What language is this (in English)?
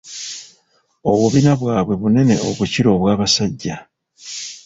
Ganda